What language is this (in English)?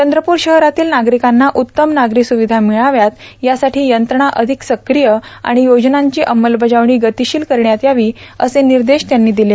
Marathi